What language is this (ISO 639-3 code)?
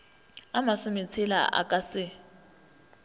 nso